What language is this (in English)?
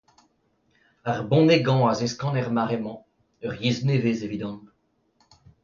Breton